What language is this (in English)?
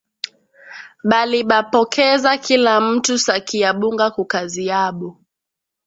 Swahili